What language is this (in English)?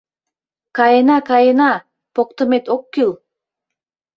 Mari